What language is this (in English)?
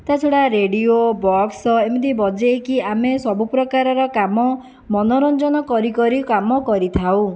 Odia